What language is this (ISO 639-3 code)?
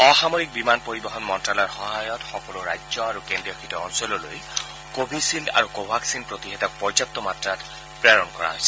asm